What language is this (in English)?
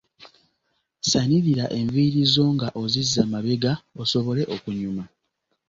Ganda